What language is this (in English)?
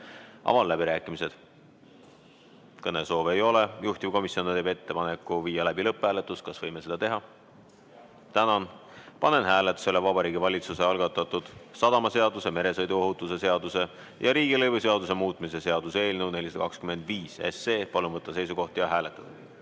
Estonian